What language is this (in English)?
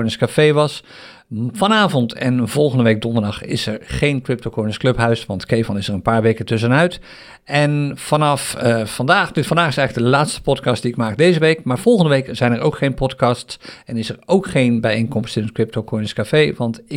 Dutch